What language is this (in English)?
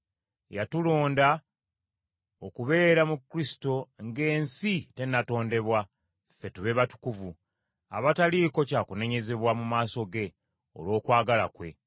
Ganda